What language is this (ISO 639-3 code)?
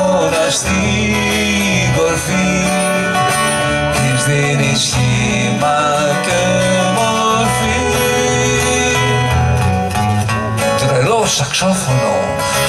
ell